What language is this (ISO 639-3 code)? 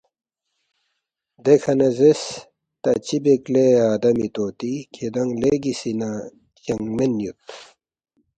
bft